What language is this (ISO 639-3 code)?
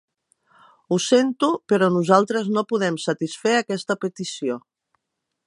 cat